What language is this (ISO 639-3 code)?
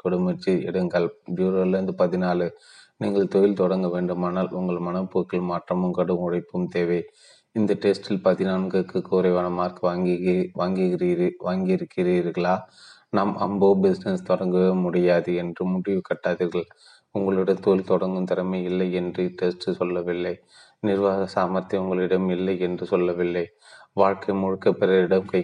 tam